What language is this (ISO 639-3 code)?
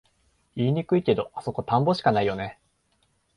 jpn